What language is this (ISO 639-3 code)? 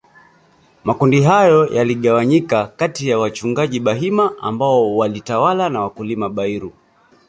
swa